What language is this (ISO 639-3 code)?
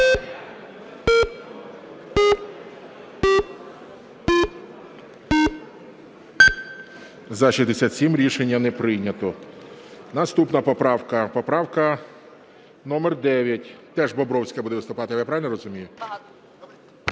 ukr